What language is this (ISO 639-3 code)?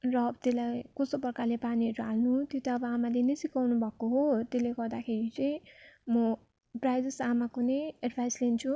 nep